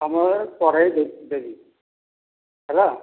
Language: Odia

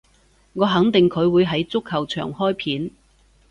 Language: Cantonese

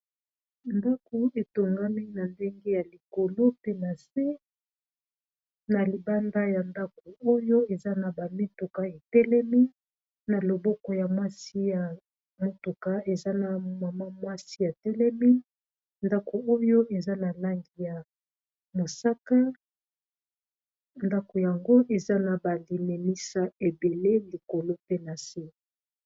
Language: Lingala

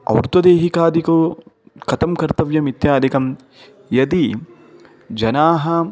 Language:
Sanskrit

